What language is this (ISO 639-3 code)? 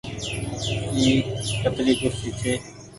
gig